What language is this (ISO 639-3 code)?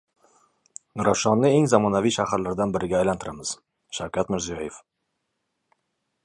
uzb